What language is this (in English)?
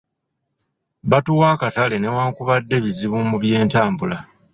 Ganda